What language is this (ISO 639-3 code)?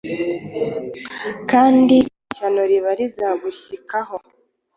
kin